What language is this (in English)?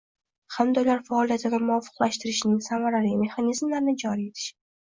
Uzbek